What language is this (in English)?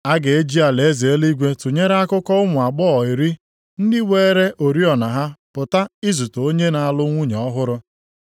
Igbo